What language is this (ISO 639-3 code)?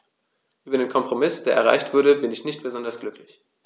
deu